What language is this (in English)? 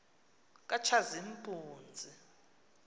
Xhosa